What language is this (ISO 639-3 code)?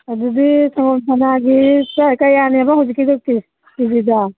mni